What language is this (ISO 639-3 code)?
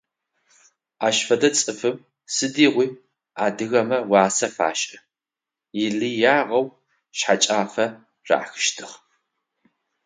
ady